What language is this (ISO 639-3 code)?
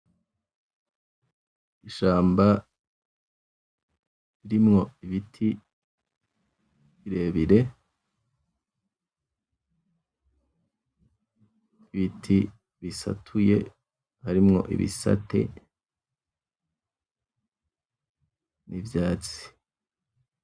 run